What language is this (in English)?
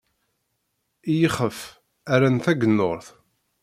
Kabyle